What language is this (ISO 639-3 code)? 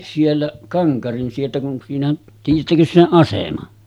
fin